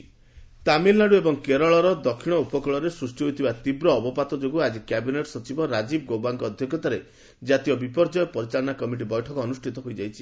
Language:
Odia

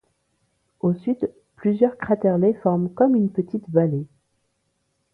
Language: French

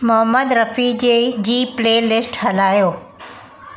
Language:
Sindhi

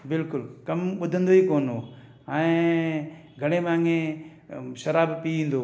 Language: Sindhi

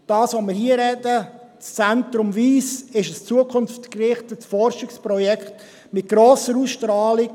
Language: Swiss German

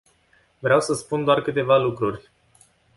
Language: Romanian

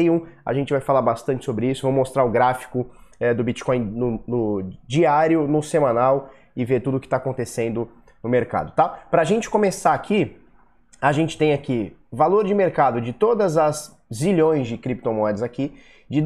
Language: Portuguese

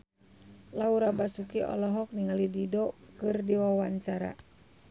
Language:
Sundanese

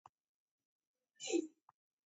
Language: Taita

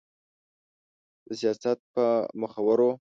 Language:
Pashto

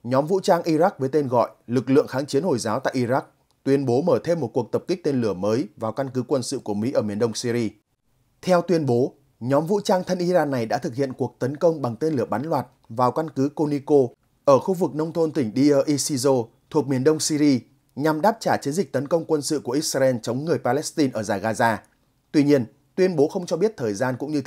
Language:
Vietnamese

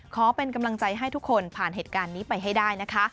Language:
Thai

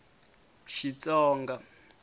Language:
Tsonga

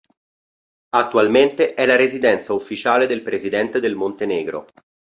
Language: Italian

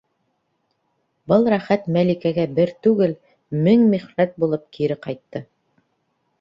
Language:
Bashkir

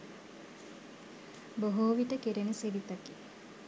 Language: Sinhala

